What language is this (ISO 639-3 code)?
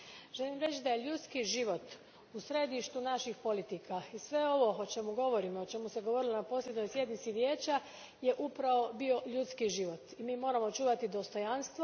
hrv